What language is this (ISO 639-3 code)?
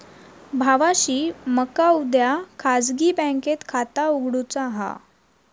mar